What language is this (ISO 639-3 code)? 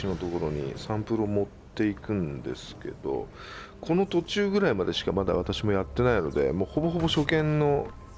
jpn